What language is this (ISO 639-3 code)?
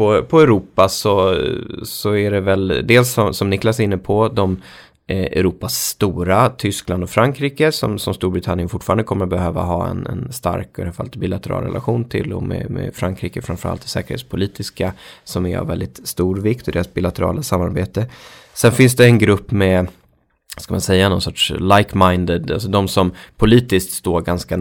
swe